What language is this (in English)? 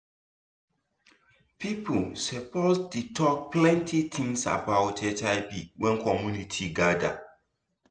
Nigerian Pidgin